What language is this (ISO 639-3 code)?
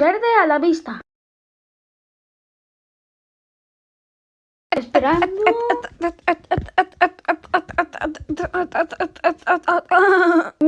spa